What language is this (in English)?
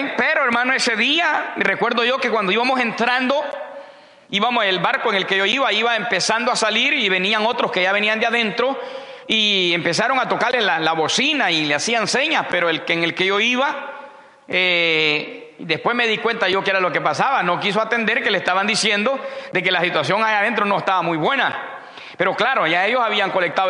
Spanish